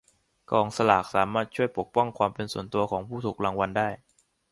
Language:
Thai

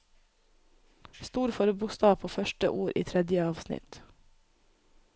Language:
Norwegian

